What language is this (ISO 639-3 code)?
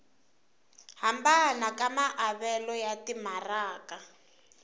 tso